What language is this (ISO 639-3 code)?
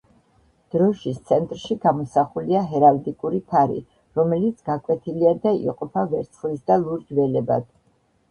kat